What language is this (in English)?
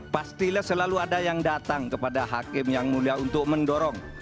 Indonesian